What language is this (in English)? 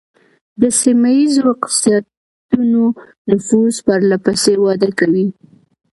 Pashto